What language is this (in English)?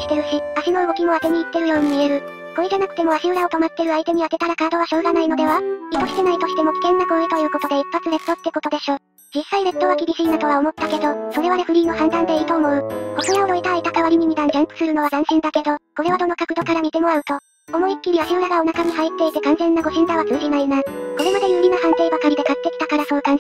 Japanese